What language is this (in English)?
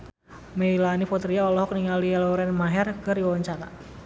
Sundanese